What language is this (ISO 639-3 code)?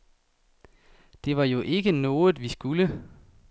dan